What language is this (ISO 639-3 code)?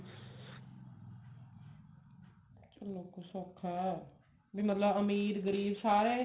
pan